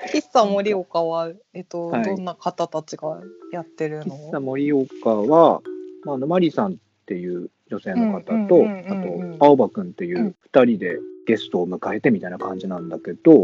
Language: Japanese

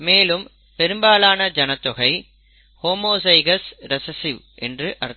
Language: Tamil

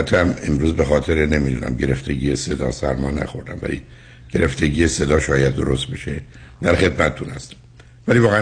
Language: Persian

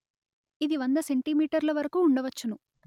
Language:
Telugu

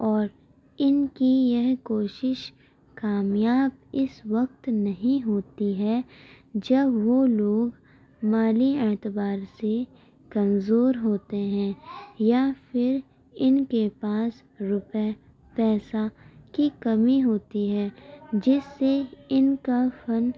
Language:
Urdu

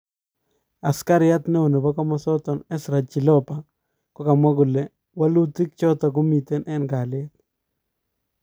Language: Kalenjin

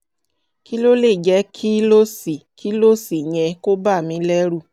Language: Yoruba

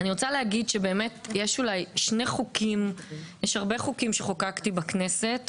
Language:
Hebrew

